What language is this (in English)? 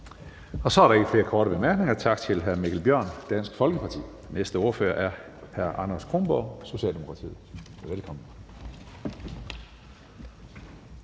Danish